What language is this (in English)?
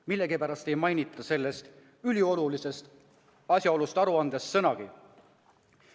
Estonian